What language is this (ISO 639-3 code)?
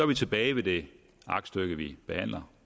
dan